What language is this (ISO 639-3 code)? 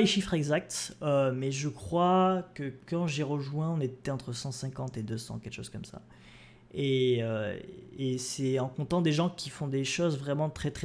fra